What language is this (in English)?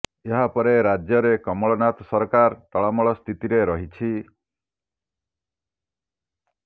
Odia